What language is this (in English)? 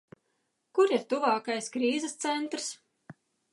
Latvian